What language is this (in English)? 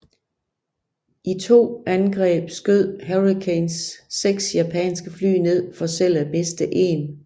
Danish